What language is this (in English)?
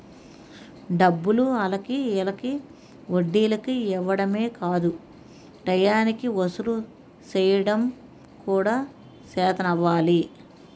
Telugu